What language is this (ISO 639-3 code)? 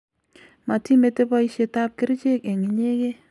kln